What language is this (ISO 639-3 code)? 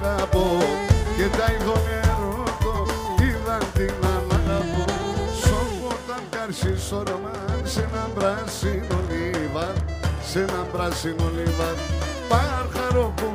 ell